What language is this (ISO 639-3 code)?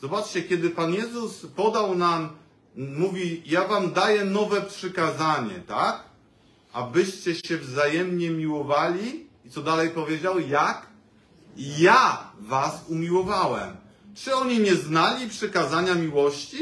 pol